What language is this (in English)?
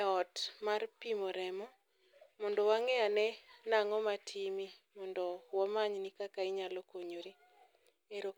Luo (Kenya and Tanzania)